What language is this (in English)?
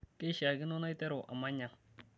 Masai